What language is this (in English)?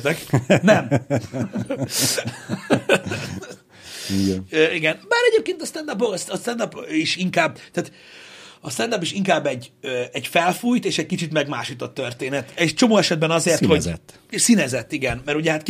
Hungarian